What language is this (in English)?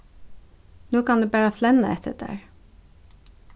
Faroese